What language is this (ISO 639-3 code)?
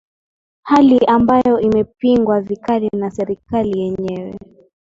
swa